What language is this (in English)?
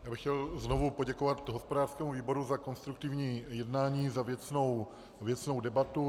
Czech